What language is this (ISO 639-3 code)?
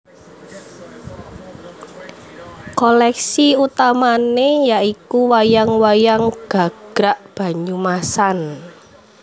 jav